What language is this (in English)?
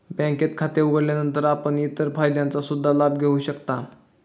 Marathi